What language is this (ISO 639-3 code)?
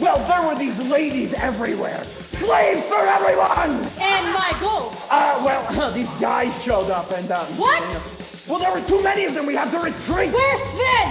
eng